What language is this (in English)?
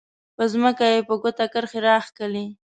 Pashto